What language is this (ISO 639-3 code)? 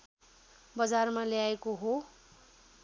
nep